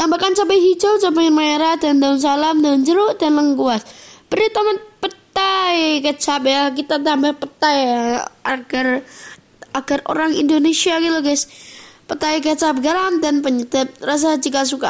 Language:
Indonesian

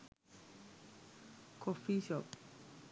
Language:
Sinhala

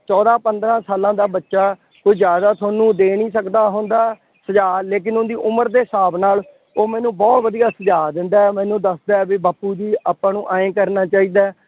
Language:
Punjabi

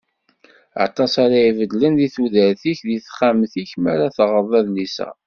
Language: Kabyle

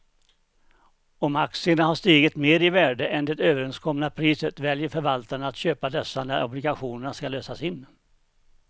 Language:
Swedish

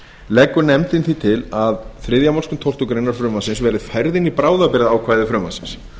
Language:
Icelandic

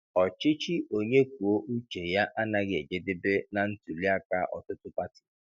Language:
Igbo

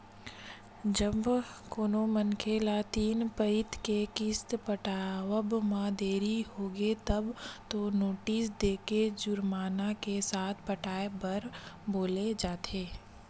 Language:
Chhattisgarhi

